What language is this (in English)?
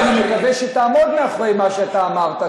Hebrew